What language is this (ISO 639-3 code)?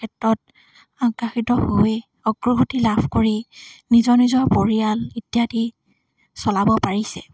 asm